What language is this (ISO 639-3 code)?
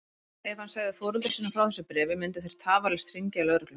isl